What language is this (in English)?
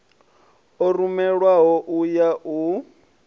Venda